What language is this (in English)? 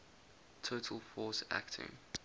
English